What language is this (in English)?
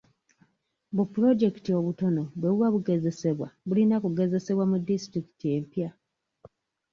Ganda